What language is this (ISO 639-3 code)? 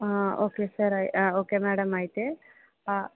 tel